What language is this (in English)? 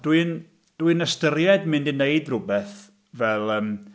Welsh